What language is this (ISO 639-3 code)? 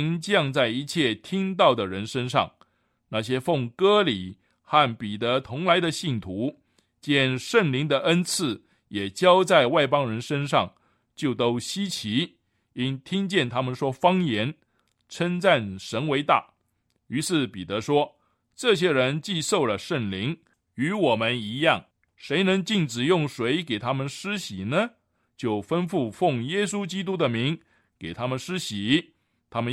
zho